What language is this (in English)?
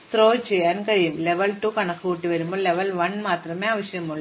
Malayalam